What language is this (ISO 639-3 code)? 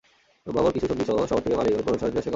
ben